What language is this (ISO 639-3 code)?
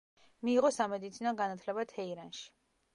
kat